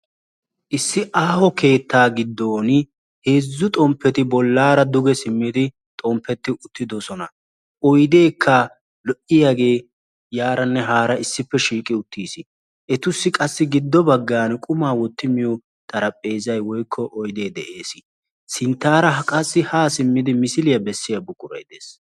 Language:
Wolaytta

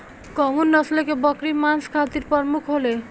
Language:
Bhojpuri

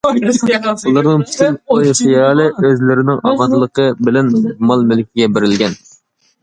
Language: Uyghur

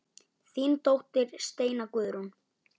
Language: Icelandic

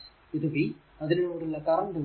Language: Malayalam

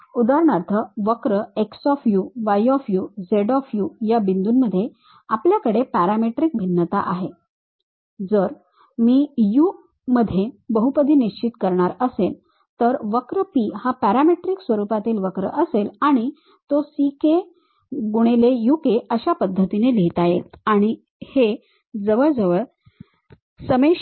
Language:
Marathi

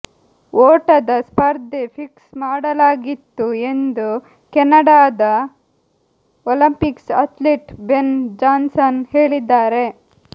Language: Kannada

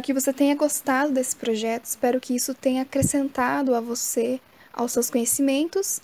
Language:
Portuguese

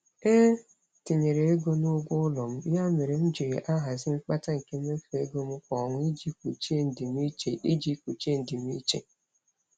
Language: Igbo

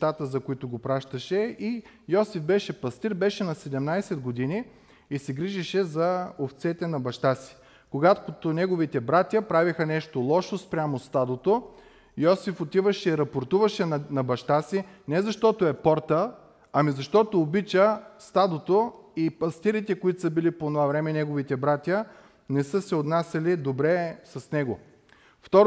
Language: Bulgarian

